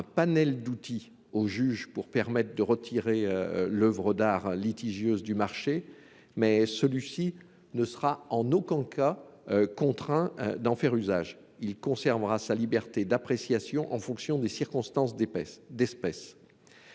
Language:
French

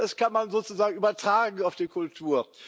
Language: German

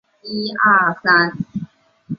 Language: Chinese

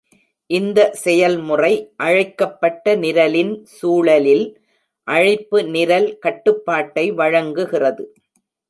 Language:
Tamil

